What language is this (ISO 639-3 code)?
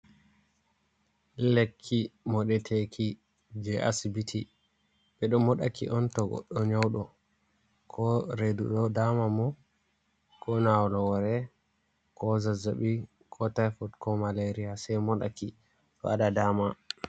ful